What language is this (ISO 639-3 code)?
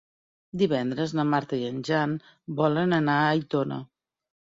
cat